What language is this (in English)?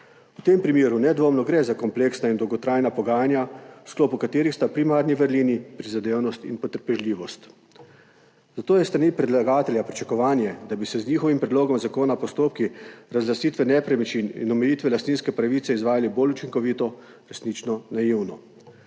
Slovenian